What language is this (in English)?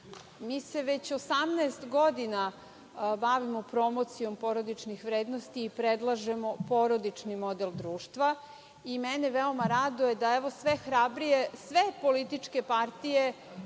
Serbian